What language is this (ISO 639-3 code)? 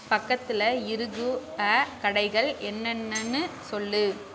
tam